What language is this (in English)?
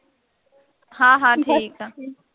Punjabi